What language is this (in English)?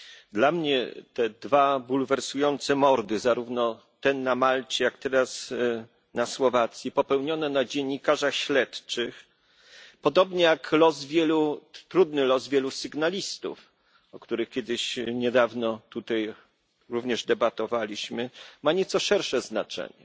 Polish